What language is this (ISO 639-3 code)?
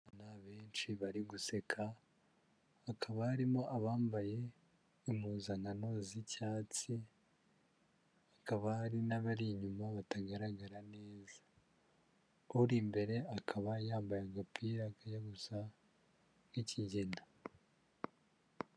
kin